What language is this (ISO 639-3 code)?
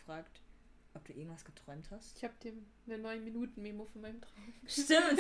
deu